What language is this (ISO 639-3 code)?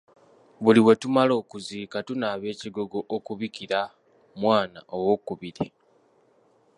lug